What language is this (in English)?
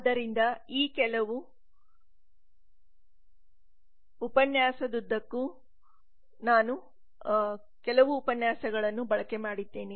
Kannada